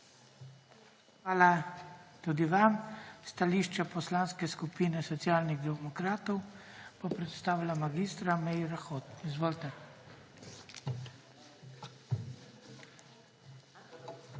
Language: Slovenian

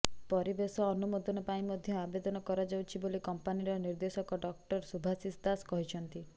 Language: Odia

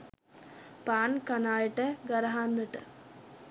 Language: Sinhala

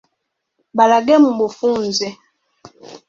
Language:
Ganda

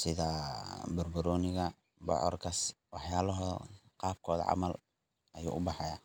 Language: Somali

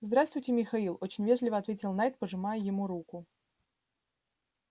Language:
Russian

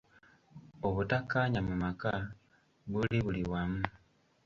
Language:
Ganda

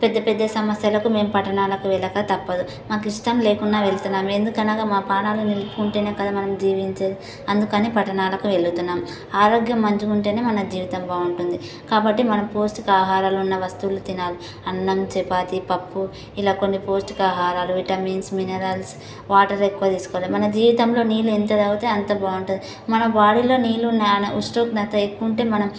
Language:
Telugu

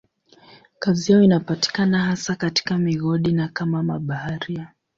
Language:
Swahili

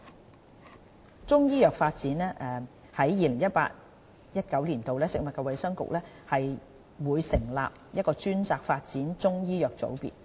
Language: Cantonese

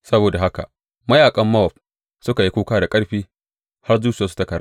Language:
Hausa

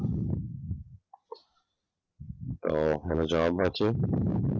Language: Gujarati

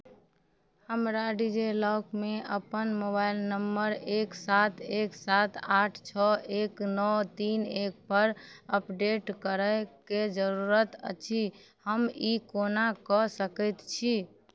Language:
Maithili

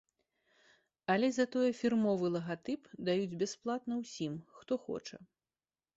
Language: Belarusian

